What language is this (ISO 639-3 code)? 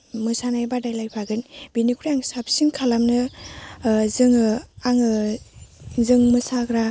brx